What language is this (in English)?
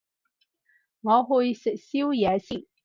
Cantonese